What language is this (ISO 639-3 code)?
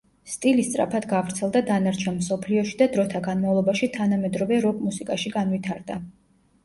kat